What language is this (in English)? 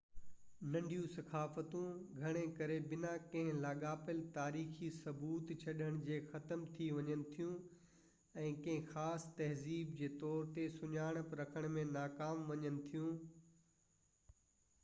Sindhi